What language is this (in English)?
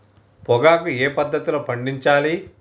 Telugu